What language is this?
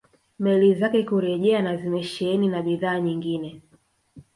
Swahili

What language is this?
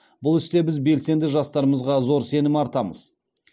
Kazakh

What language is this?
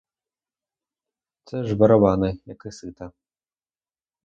Ukrainian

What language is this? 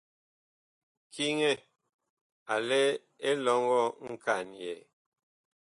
Bakoko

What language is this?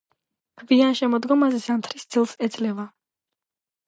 Georgian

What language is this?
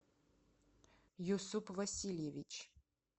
Russian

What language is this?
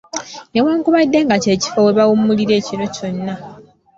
Ganda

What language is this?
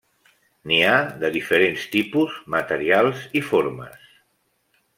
Catalan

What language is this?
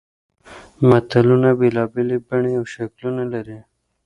Pashto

